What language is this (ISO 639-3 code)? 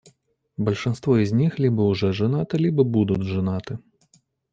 rus